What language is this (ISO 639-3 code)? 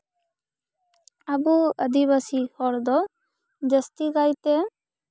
sat